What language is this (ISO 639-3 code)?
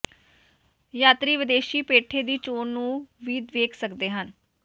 pan